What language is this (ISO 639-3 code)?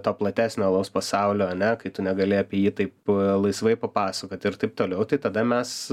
lit